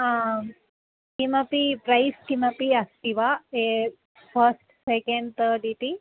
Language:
Sanskrit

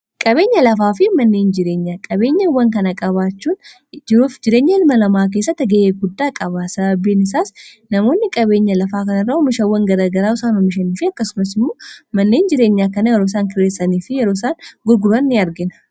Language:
Oromo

